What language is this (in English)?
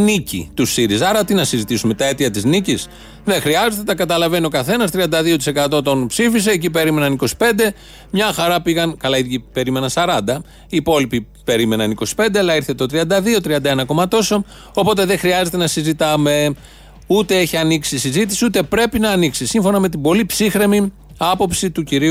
Greek